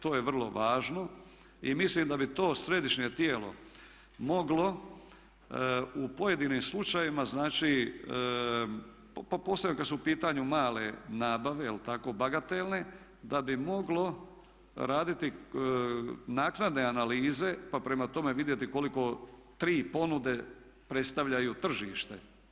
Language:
Croatian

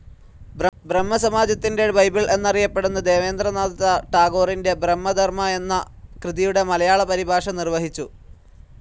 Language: Malayalam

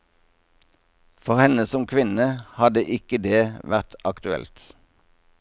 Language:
Norwegian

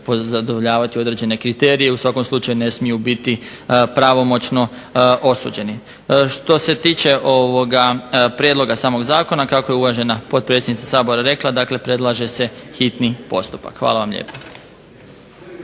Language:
Croatian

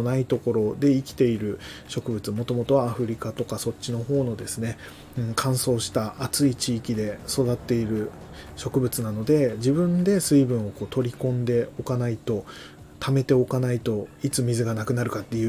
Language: Japanese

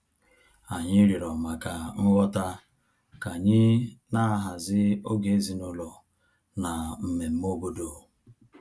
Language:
Igbo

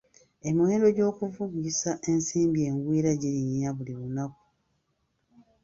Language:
Ganda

